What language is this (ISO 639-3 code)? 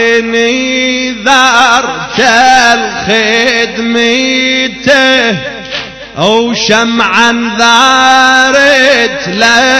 ara